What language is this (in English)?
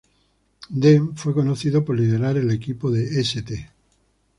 Spanish